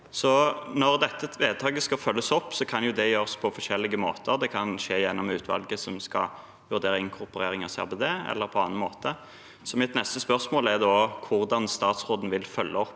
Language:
Norwegian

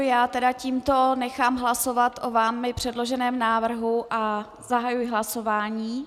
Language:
Czech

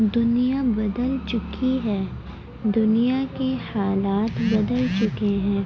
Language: Urdu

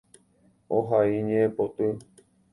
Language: Guarani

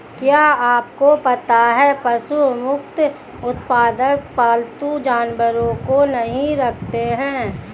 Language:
Hindi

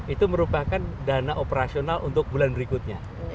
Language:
Indonesian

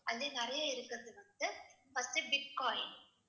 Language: Tamil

